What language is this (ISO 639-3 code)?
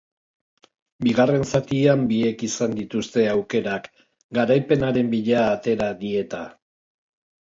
eus